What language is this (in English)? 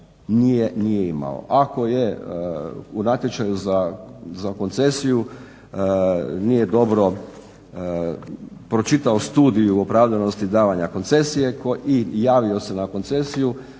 Croatian